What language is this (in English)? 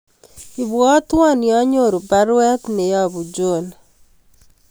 Kalenjin